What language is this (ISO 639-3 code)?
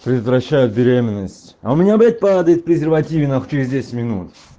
rus